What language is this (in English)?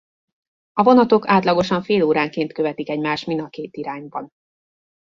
Hungarian